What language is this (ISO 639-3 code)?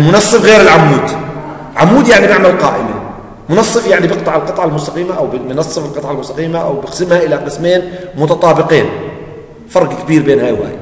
ara